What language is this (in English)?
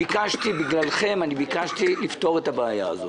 Hebrew